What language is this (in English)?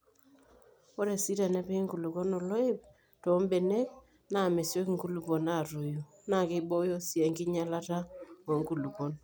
Masai